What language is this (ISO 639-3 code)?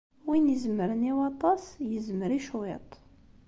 kab